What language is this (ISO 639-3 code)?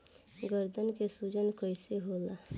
bho